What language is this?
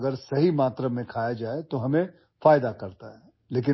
Assamese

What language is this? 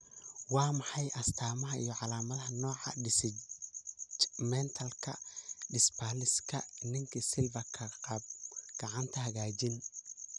Somali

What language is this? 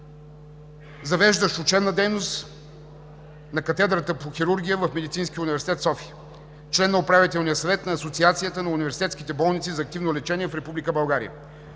Bulgarian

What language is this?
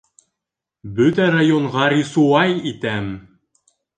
Bashkir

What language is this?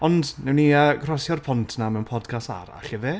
Welsh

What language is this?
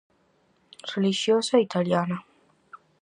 Galician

